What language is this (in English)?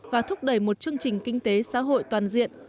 Vietnamese